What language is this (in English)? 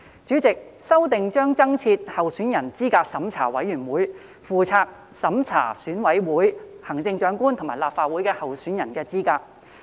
Cantonese